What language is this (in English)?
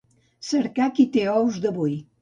Catalan